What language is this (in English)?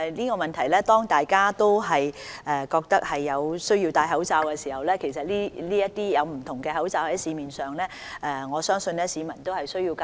Cantonese